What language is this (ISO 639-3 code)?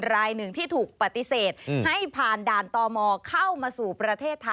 tha